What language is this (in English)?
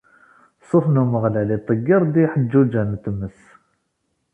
Kabyle